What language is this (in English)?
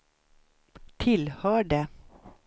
Swedish